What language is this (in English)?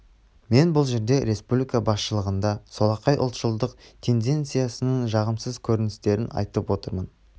Kazakh